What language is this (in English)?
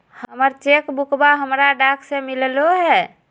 Magahi